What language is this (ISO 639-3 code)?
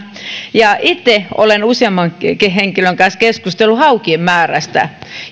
fin